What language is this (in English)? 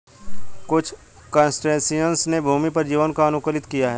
Hindi